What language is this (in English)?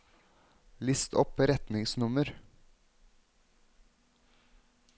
Norwegian